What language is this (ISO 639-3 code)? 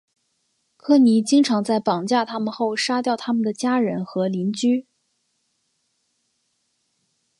zho